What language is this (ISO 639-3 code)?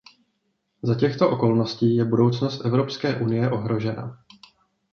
ces